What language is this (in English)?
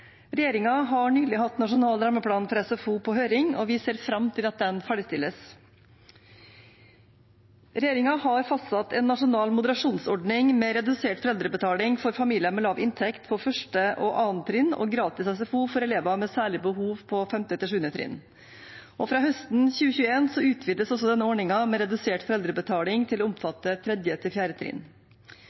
Norwegian Bokmål